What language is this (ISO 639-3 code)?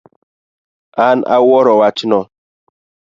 luo